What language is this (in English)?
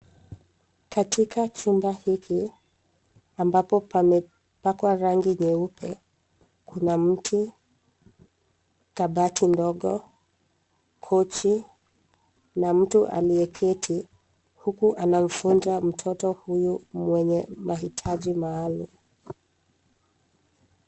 Swahili